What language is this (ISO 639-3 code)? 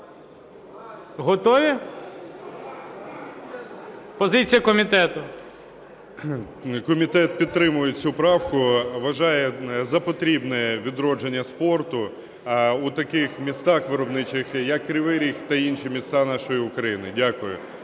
ukr